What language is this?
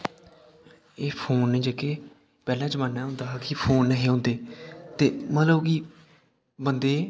Dogri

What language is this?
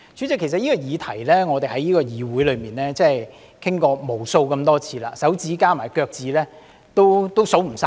Cantonese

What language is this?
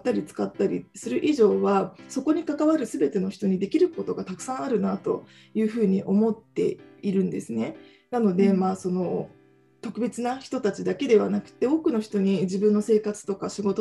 Japanese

